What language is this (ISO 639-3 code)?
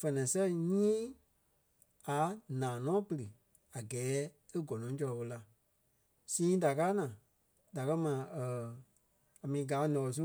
kpe